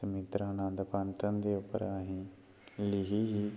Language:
Dogri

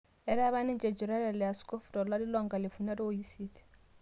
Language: Masai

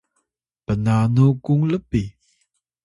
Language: Atayal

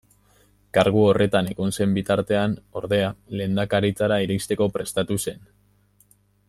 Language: Basque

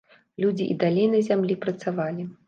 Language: Belarusian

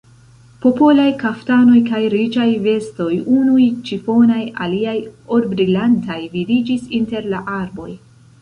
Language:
Esperanto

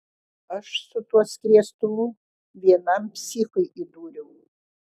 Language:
Lithuanian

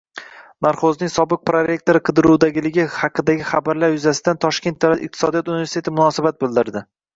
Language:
Uzbek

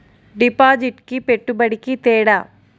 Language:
Telugu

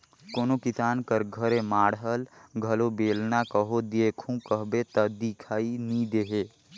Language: Chhattisgarhi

